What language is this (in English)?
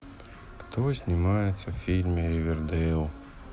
Russian